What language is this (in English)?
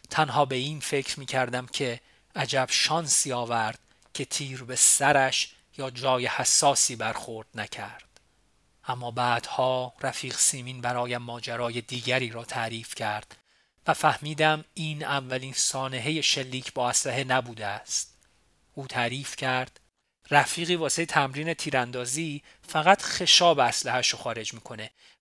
Persian